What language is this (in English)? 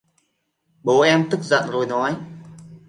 Vietnamese